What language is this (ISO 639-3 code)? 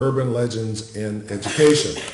heb